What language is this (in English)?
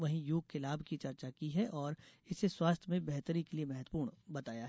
Hindi